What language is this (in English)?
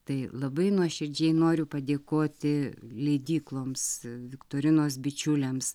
Lithuanian